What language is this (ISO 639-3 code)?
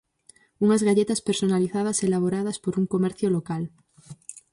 glg